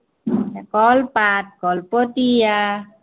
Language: Assamese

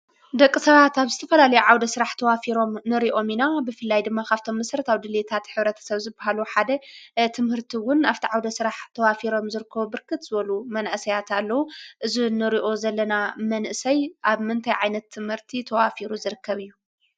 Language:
Tigrinya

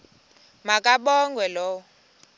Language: Xhosa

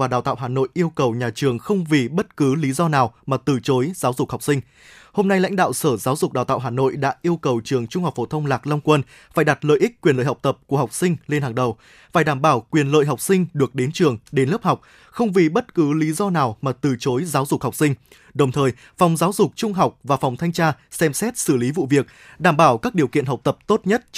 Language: Vietnamese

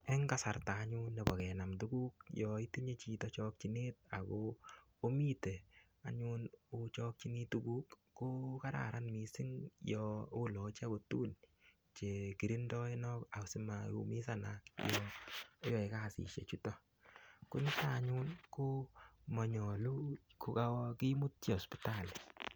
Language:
Kalenjin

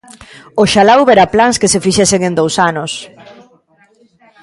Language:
Galician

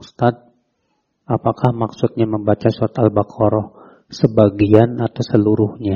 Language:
Indonesian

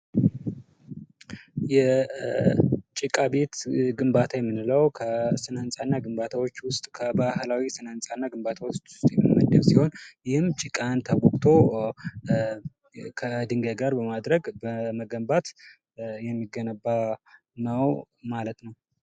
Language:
Amharic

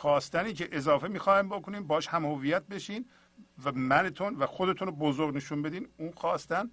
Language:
Persian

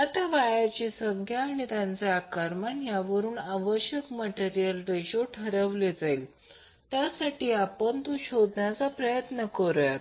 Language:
Marathi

